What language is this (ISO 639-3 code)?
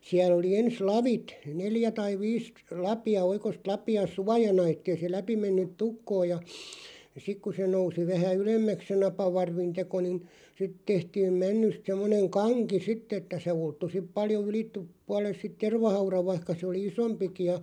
fin